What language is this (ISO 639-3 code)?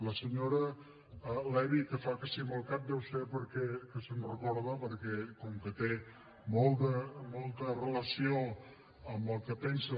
cat